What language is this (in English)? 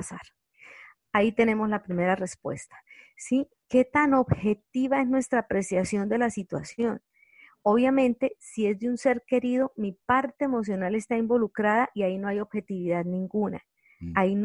Spanish